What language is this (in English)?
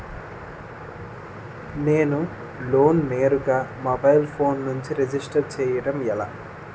Telugu